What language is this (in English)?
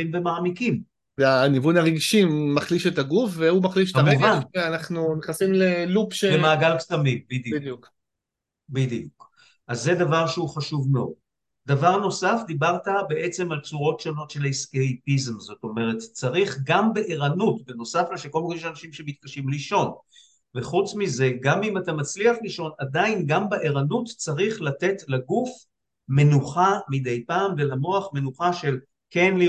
Hebrew